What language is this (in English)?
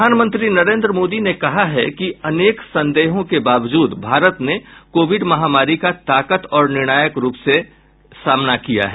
Hindi